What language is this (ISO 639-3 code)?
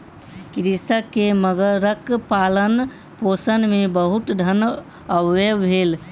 mai